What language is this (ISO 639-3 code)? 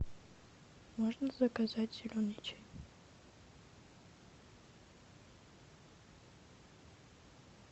rus